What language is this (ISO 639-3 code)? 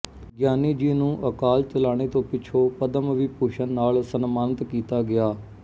pan